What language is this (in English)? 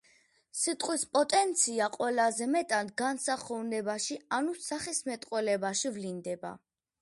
Georgian